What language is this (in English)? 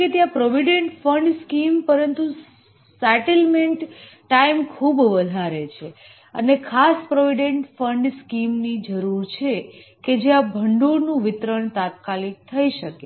Gujarati